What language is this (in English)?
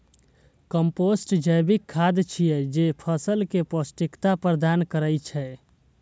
Maithili